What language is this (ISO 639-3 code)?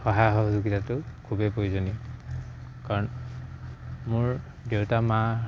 asm